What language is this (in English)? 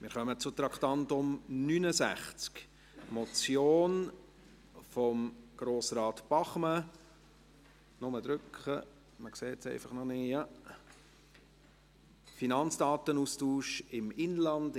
Swiss German